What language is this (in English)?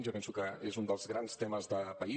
Catalan